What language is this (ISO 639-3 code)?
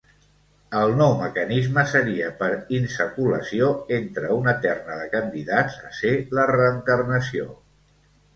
cat